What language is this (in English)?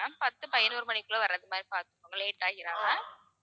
Tamil